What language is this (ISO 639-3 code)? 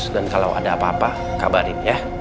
ind